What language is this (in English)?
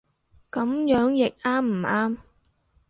Cantonese